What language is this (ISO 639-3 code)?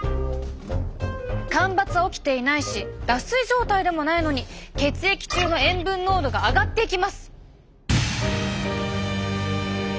jpn